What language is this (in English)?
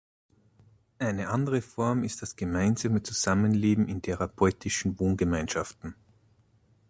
German